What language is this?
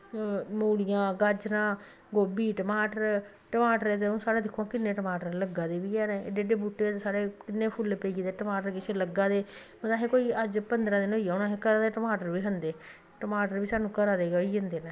Dogri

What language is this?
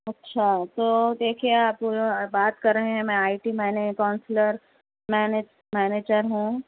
Urdu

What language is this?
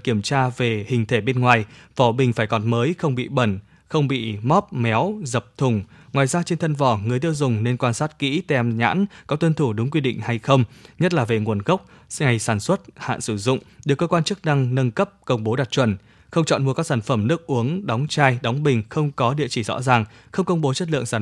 Vietnamese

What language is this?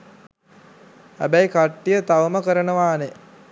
Sinhala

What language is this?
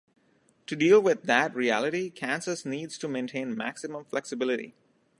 English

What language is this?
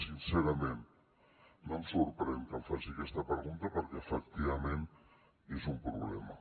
Catalan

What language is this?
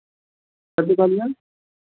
Maithili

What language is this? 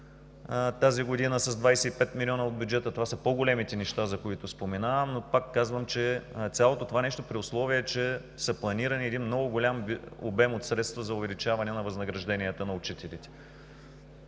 Bulgarian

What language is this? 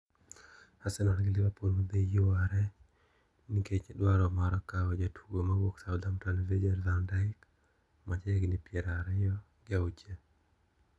Luo (Kenya and Tanzania)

